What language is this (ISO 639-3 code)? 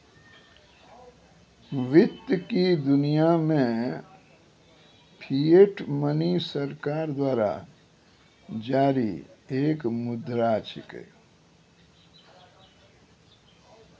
mai